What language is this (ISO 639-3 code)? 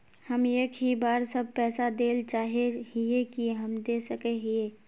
mag